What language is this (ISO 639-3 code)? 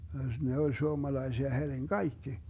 fin